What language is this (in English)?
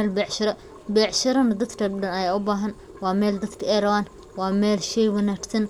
Somali